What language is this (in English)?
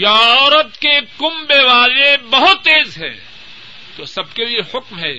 Urdu